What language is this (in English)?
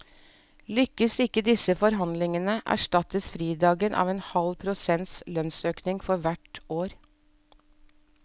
Norwegian